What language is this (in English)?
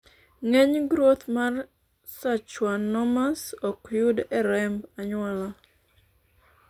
Luo (Kenya and Tanzania)